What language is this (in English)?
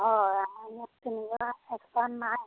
Assamese